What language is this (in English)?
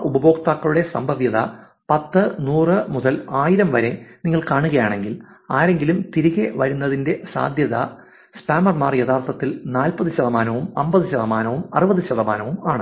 Malayalam